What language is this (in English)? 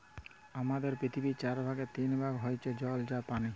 Bangla